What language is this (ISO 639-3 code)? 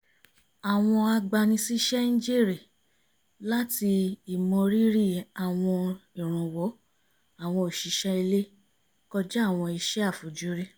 yor